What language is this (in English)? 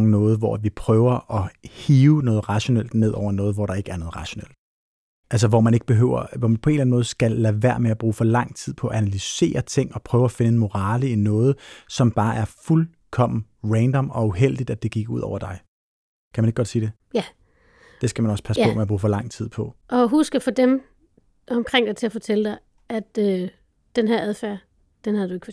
Danish